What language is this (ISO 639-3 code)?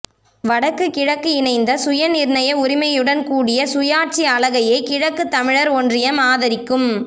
tam